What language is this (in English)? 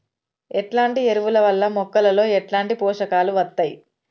Telugu